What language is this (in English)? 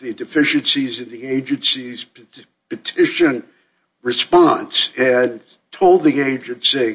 English